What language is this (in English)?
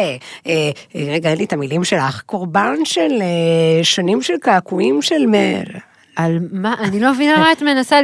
Hebrew